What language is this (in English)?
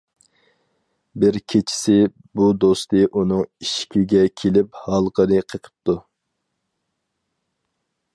Uyghur